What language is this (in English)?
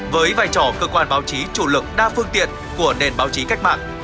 Vietnamese